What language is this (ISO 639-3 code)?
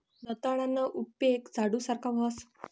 mar